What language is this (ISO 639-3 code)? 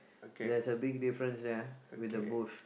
eng